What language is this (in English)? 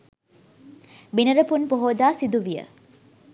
Sinhala